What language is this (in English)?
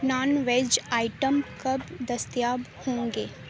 Urdu